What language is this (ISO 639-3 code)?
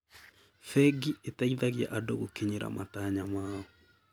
kik